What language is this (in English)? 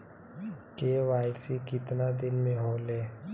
Bhojpuri